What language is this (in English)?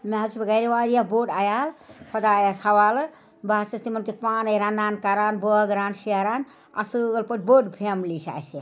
Kashmiri